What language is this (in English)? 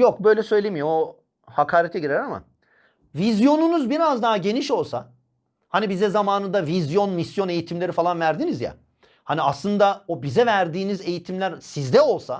Turkish